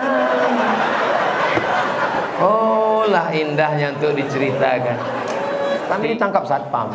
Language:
Indonesian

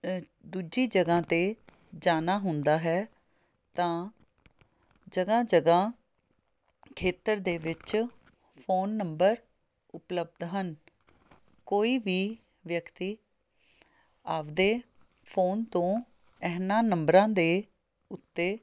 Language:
Punjabi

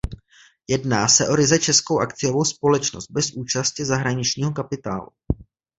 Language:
Czech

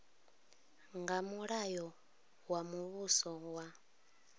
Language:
Venda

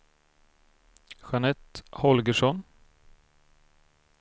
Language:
Swedish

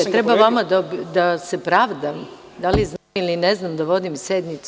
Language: Serbian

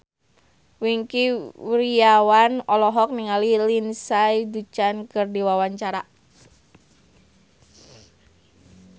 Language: Sundanese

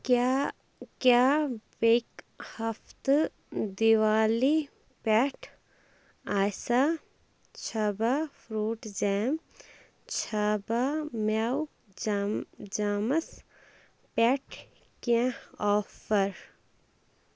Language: Kashmiri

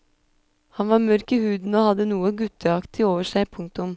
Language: Norwegian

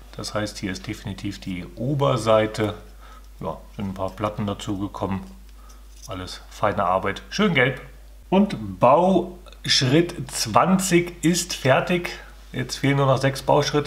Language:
German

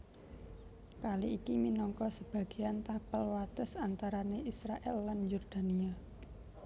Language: Javanese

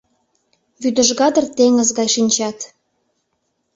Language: Mari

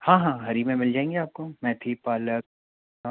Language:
Hindi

